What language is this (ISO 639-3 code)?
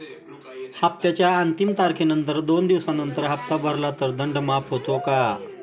mar